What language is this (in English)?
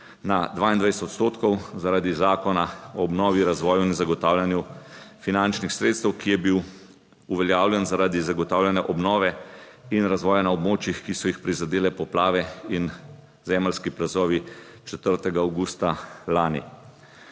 Slovenian